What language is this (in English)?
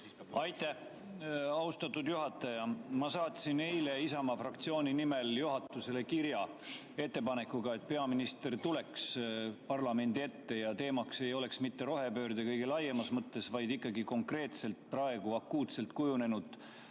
Estonian